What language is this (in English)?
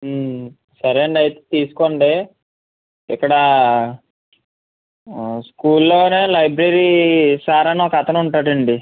Telugu